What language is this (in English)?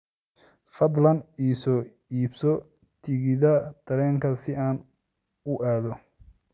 Somali